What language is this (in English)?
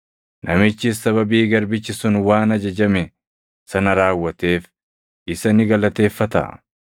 Oromo